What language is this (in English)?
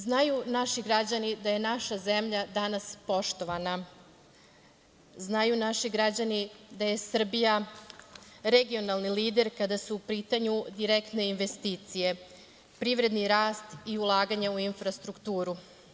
Serbian